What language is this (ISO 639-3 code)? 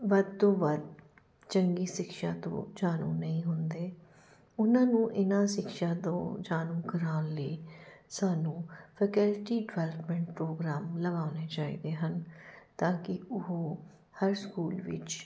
pan